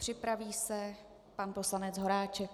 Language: Czech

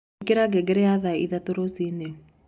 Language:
Kikuyu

